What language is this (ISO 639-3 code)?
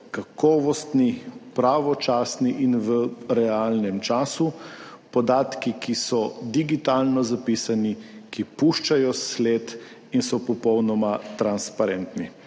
slv